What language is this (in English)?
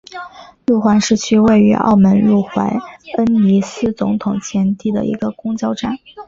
Chinese